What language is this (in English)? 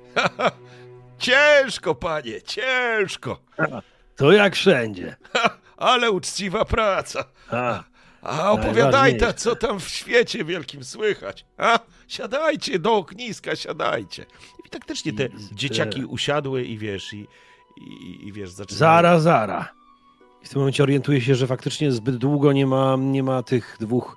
Polish